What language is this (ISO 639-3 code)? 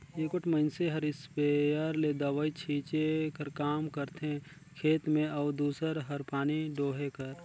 hne